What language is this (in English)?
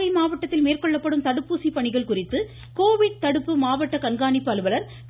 Tamil